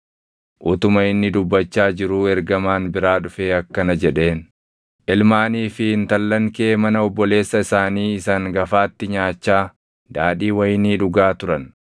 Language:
Oromo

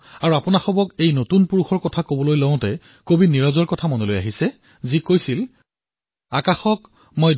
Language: Assamese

